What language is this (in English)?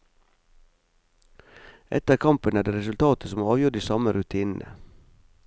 Norwegian